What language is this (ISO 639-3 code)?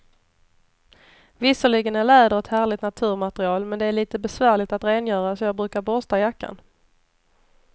swe